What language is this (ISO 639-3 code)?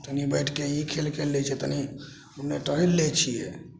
mai